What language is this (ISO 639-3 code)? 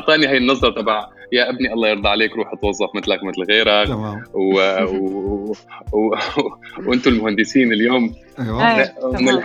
ara